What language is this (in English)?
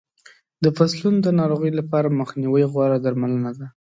Pashto